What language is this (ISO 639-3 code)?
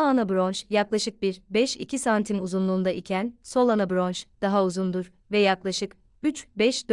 tur